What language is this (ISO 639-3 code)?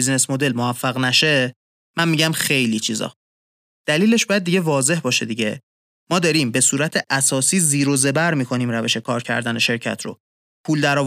fas